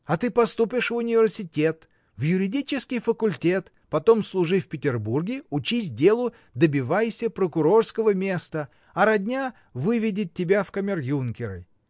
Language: Russian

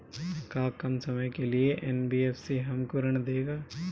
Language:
Bhojpuri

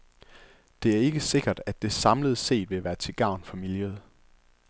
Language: Danish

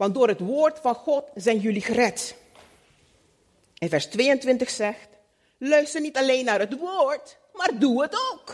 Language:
Dutch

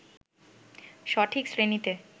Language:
Bangla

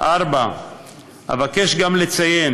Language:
Hebrew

